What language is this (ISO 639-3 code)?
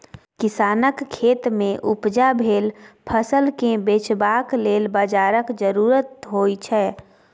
mai